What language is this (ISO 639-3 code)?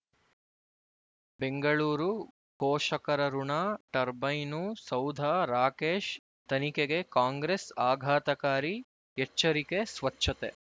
kan